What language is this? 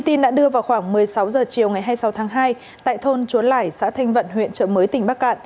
Vietnamese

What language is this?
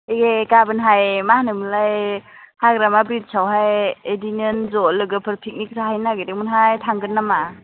Bodo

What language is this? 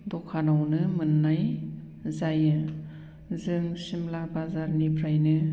Bodo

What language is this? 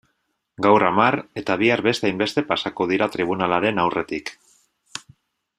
Basque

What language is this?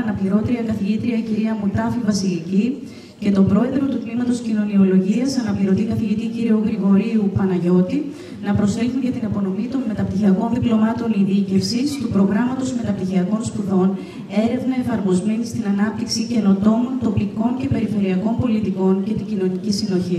Greek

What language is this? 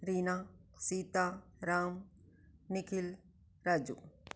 Hindi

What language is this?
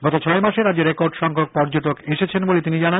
Bangla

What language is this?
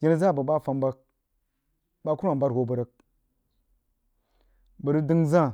Jiba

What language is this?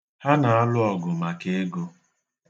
Igbo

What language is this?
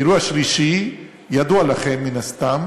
Hebrew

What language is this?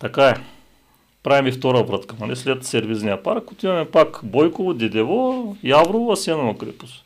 Bulgarian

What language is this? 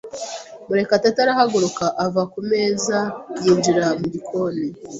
Kinyarwanda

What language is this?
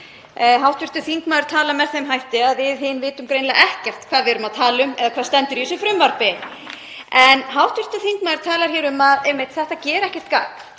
Icelandic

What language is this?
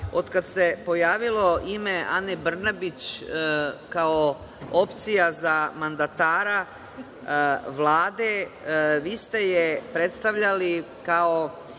Serbian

